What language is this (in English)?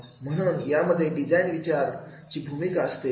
Marathi